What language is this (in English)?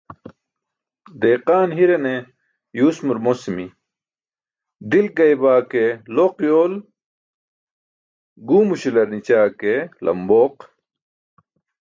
Burushaski